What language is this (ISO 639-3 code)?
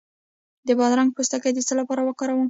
pus